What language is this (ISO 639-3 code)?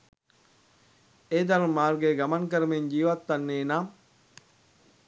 sin